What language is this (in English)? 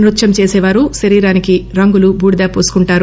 Telugu